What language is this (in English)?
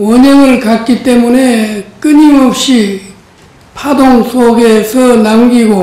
Korean